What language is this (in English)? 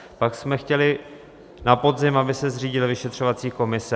Czech